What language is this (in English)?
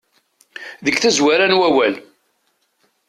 Kabyle